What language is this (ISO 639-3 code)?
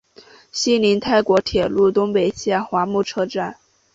zho